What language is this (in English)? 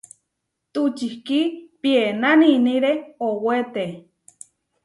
Huarijio